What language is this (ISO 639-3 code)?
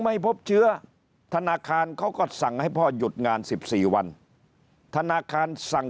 tha